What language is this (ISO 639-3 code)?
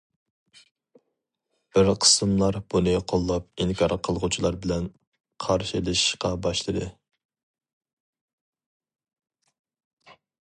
uig